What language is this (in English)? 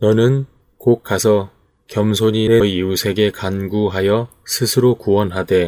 Korean